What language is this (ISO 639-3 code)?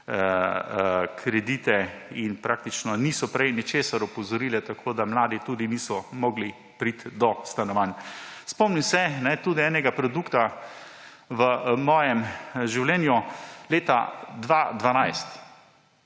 slv